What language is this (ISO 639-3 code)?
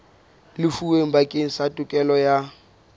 sot